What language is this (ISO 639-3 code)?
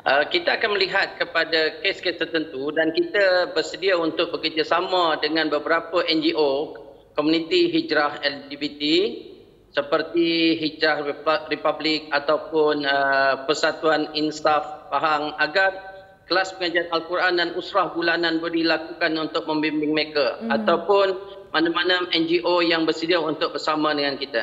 msa